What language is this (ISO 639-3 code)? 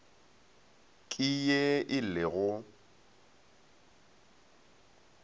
nso